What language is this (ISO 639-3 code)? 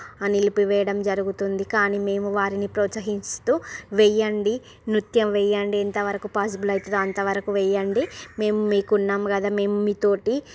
tel